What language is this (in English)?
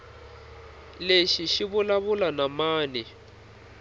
Tsonga